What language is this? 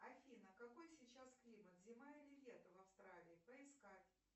Russian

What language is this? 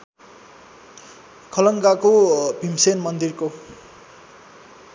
Nepali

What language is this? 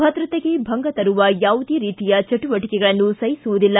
Kannada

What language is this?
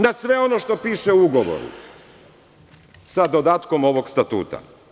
Serbian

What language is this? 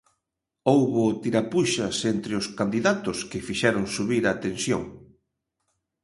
Galician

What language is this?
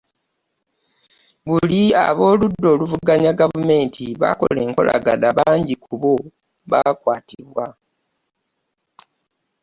Ganda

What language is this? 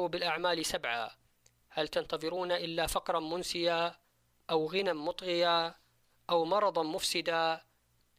Arabic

